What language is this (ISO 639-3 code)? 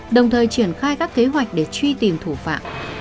vie